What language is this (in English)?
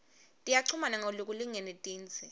Swati